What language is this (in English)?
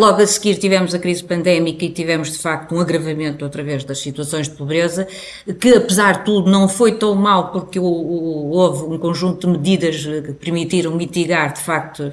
Portuguese